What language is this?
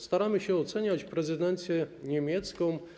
Polish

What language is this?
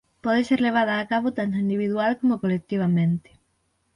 Galician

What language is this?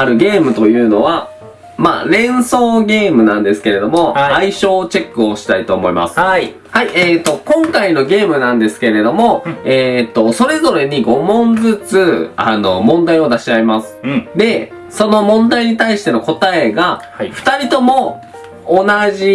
Japanese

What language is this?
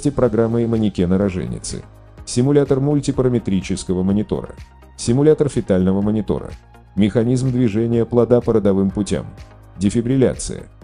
Russian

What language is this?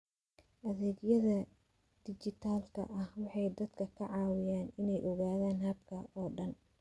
Somali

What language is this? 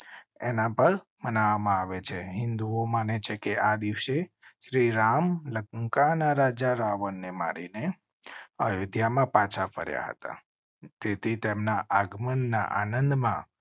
Gujarati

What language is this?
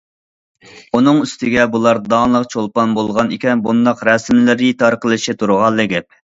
Uyghur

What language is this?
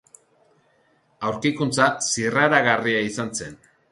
Basque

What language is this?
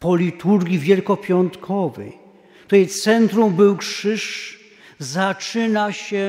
Polish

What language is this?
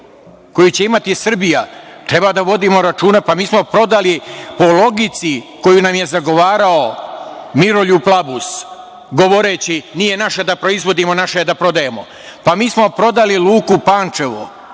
Serbian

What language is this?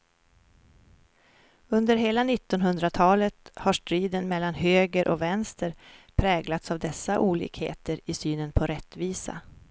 Swedish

